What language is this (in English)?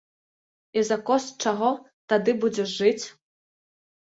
Belarusian